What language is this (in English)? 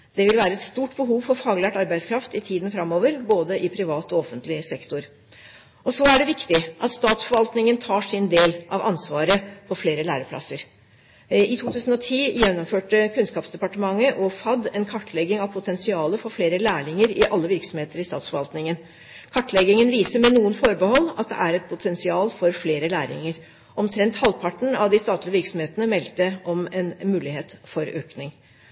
Norwegian Bokmål